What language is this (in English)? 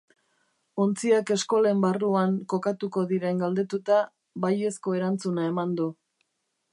Basque